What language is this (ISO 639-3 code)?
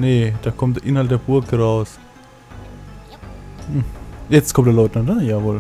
deu